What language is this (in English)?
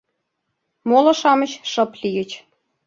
Mari